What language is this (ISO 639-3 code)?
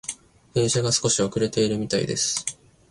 jpn